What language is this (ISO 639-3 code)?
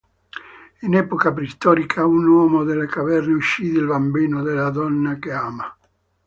ita